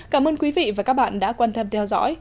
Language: Vietnamese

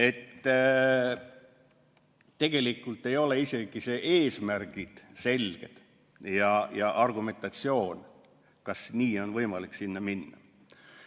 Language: Estonian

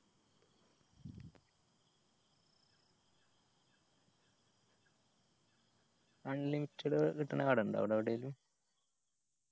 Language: Malayalam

